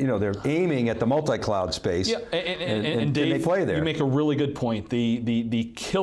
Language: English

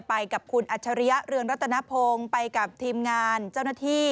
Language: Thai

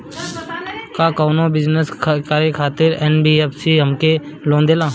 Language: Bhojpuri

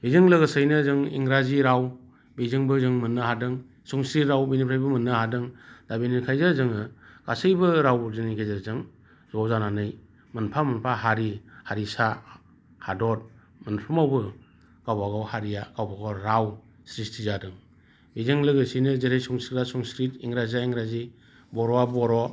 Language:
Bodo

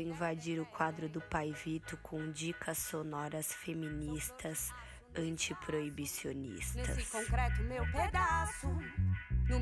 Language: Portuguese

